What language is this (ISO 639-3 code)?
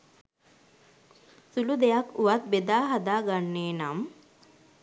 sin